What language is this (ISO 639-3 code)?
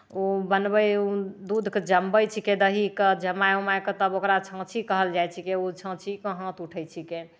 mai